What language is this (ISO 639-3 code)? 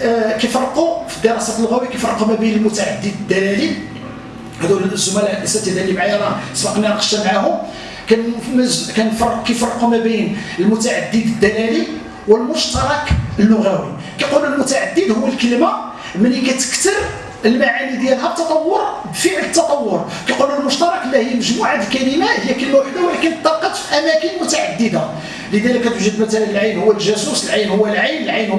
ara